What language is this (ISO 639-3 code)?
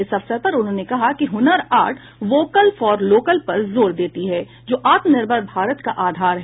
hin